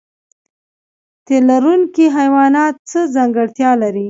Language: Pashto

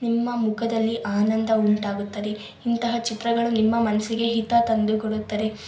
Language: Kannada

